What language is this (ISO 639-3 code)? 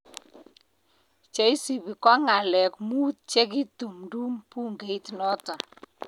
kln